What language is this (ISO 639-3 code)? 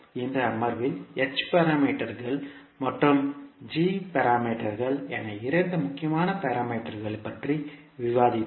tam